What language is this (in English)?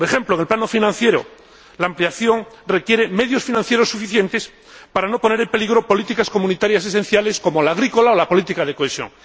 Spanish